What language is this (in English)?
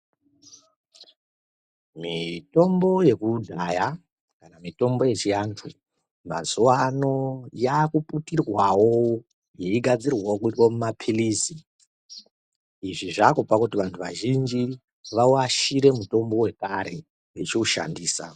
Ndau